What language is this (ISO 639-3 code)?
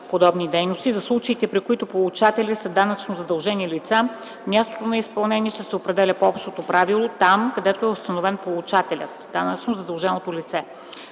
bul